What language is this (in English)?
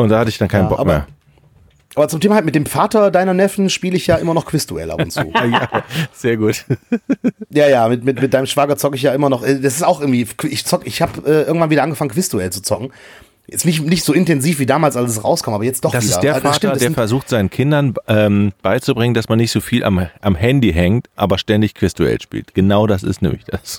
German